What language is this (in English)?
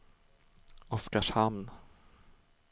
Swedish